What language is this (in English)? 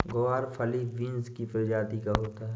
Hindi